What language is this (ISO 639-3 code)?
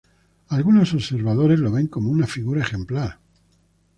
spa